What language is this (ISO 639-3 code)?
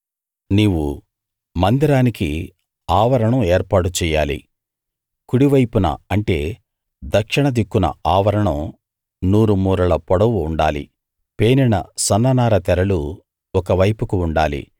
tel